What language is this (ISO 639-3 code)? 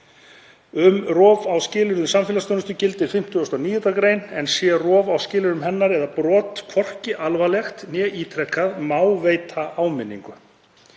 isl